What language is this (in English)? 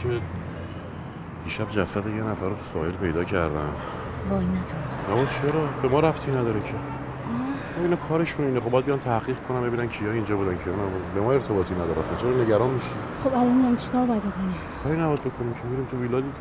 Persian